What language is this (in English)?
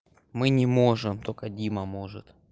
Russian